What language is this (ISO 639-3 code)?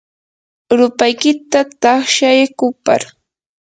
qur